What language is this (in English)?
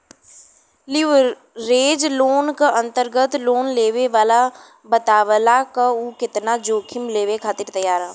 Bhojpuri